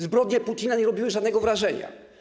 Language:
Polish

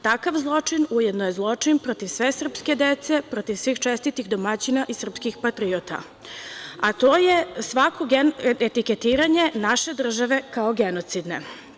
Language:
Serbian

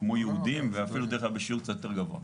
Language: Hebrew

